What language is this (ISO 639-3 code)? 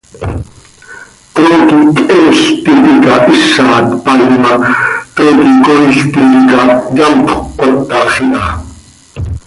sei